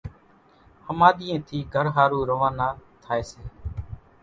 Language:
Kachi Koli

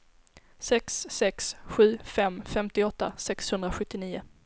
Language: Swedish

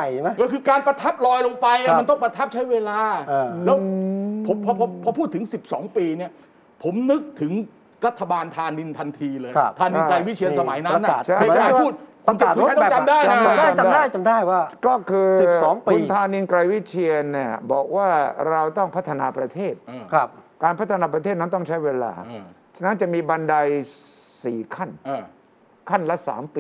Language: Thai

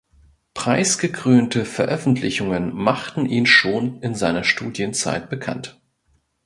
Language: German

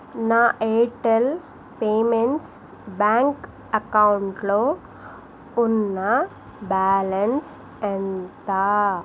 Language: Telugu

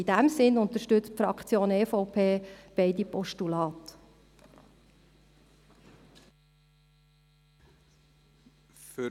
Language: Swiss German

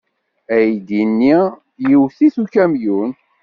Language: Kabyle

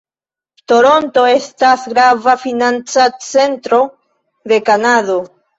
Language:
Esperanto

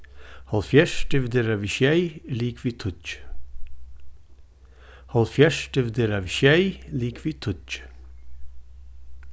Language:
Faroese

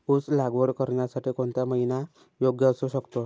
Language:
Marathi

